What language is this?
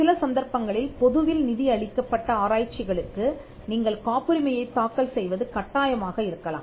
Tamil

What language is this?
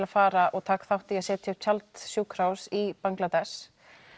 Icelandic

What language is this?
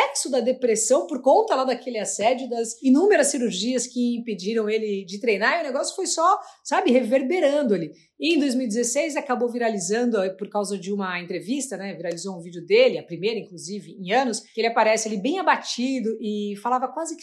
Portuguese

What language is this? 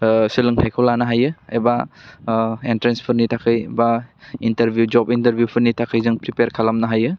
Bodo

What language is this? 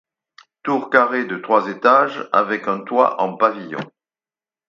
French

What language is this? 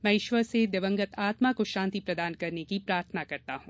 Hindi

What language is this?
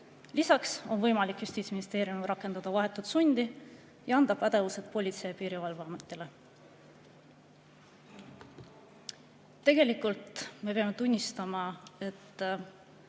Estonian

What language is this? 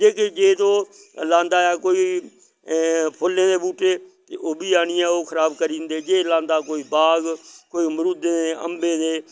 Dogri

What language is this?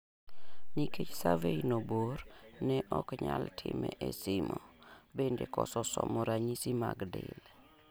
Luo (Kenya and Tanzania)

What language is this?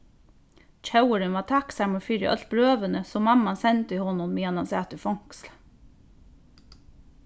Faroese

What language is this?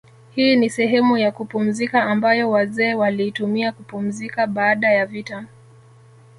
Swahili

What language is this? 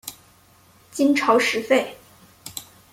Chinese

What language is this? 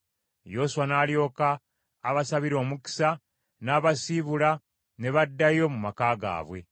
Ganda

